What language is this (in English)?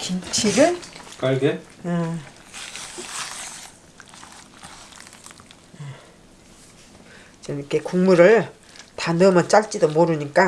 Korean